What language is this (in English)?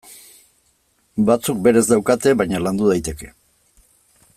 Basque